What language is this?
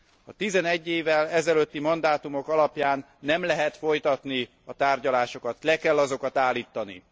Hungarian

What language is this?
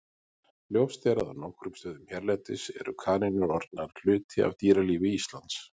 Icelandic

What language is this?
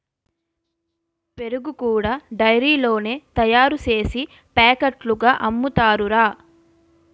Telugu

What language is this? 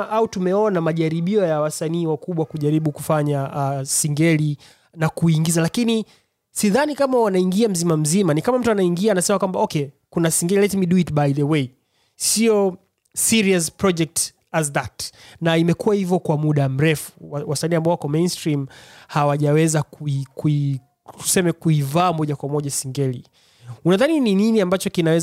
Swahili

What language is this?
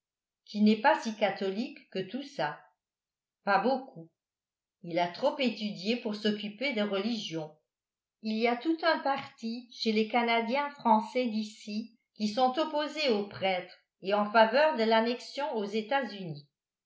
French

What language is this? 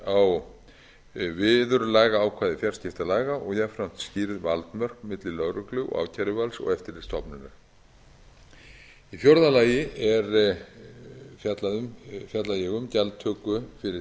Icelandic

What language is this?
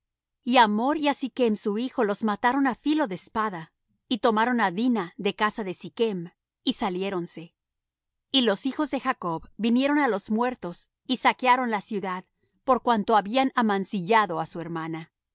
Spanish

